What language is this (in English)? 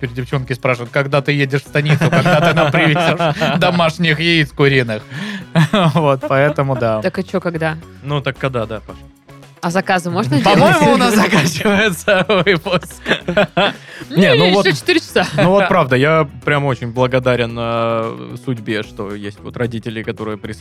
Russian